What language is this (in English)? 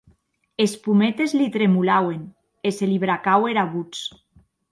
Occitan